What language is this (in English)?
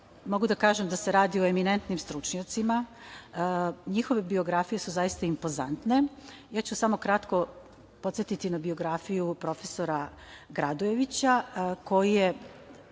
Serbian